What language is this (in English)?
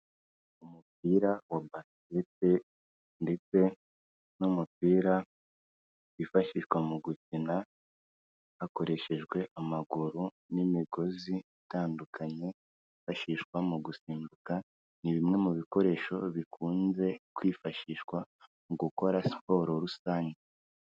Kinyarwanda